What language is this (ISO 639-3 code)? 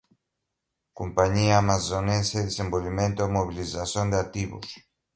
por